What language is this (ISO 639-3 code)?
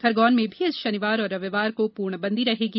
hin